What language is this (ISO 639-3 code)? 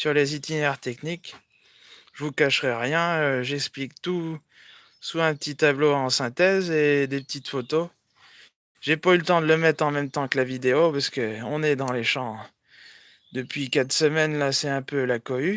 fra